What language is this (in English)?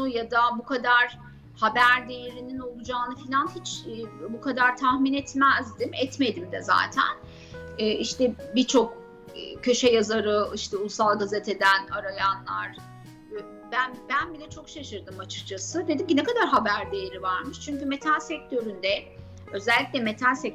Turkish